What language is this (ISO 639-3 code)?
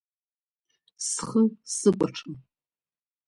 abk